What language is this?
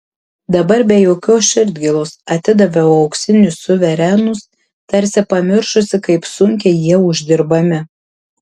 Lithuanian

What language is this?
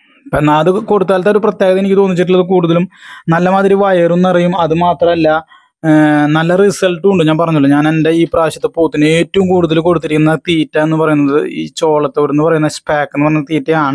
Arabic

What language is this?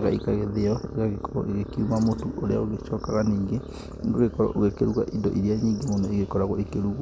Kikuyu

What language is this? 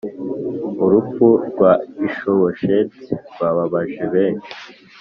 Kinyarwanda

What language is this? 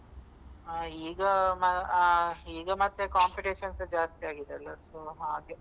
Kannada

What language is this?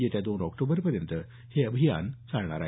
Marathi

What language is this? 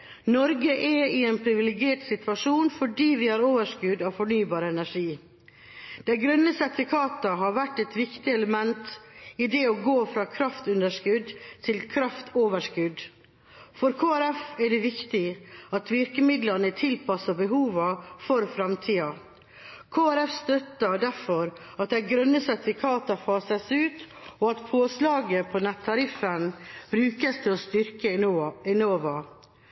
Norwegian Bokmål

